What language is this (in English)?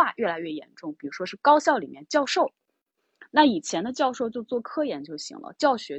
Chinese